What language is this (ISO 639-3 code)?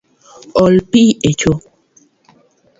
luo